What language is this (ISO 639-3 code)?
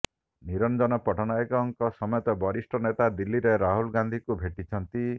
ori